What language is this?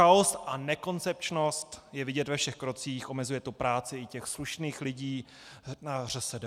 Czech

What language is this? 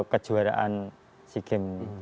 Indonesian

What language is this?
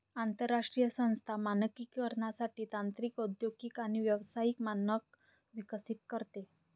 Marathi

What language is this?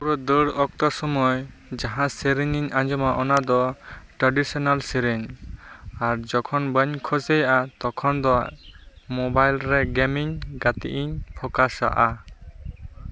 Santali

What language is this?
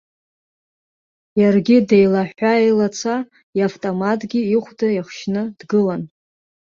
Abkhazian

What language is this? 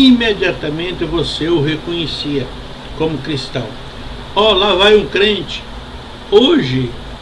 Portuguese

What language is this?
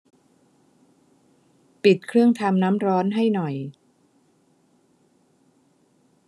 Thai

